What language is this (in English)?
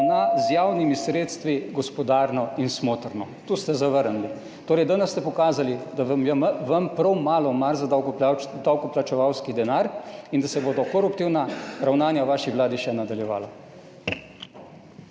Slovenian